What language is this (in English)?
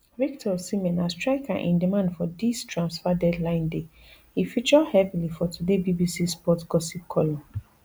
Nigerian Pidgin